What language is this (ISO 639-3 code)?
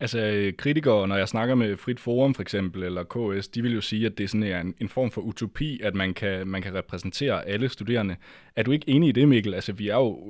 dan